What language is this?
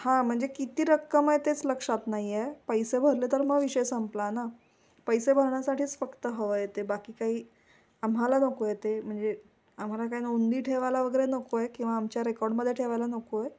Marathi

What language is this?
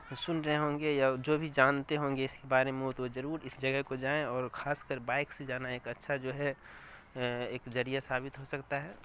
Urdu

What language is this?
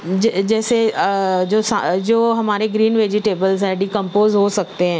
Urdu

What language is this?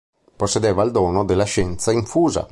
Italian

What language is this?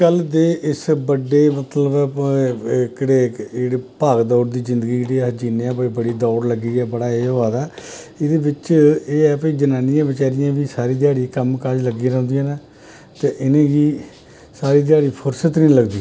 Dogri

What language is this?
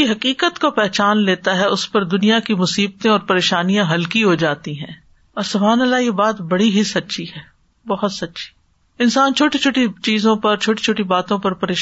Urdu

